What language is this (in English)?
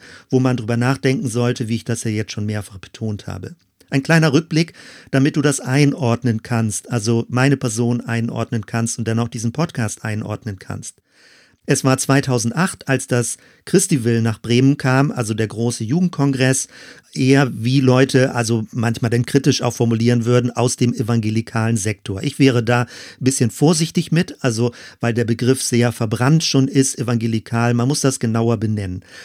German